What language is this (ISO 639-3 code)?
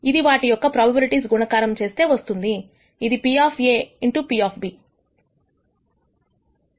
tel